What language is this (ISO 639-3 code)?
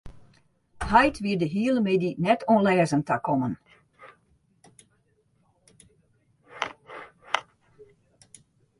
fry